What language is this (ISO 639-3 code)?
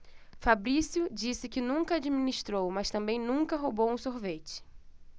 por